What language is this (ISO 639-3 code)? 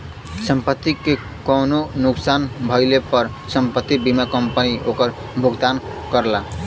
bho